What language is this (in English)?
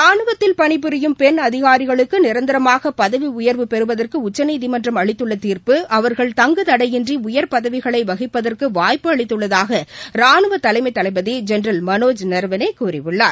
Tamil